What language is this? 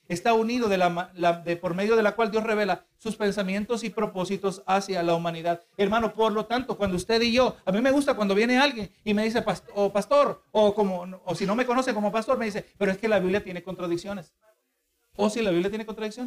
Spanish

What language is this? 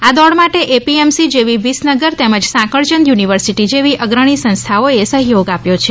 Gujarati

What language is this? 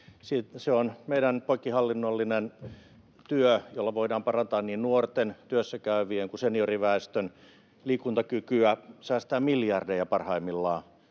Finnish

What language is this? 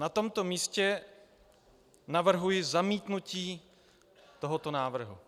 Czech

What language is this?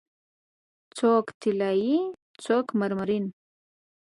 Pashto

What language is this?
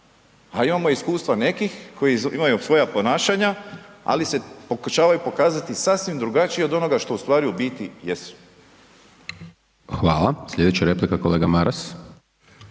Croatian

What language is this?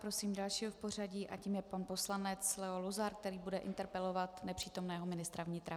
Czech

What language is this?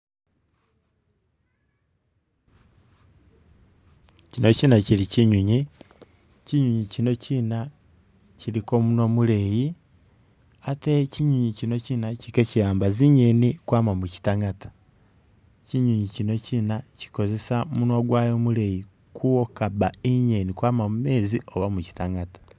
Masaaba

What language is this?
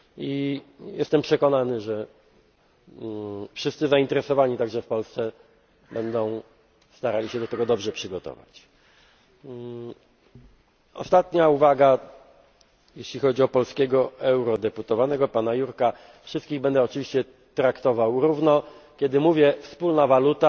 Polish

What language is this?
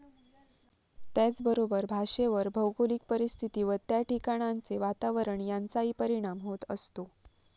Marathi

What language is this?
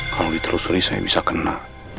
Indonesian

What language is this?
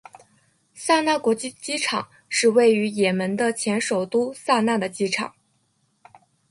Chinese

